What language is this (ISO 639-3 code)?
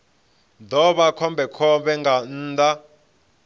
ven